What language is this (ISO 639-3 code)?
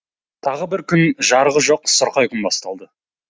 kaz